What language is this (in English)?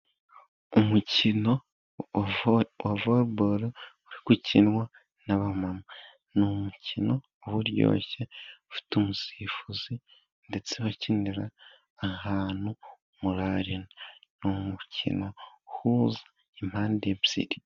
Kinyarwanda